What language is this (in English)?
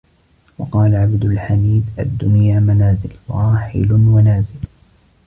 Arabic